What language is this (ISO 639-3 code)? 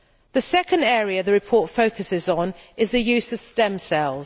eng